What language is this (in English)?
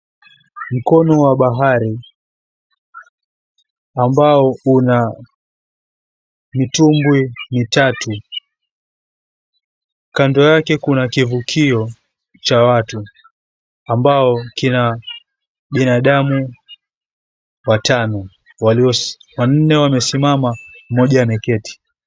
Swahili